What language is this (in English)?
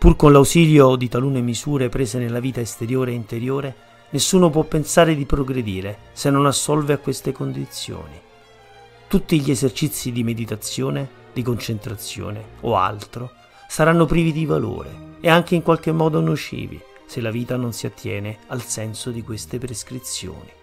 Italian